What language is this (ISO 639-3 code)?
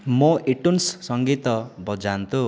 ori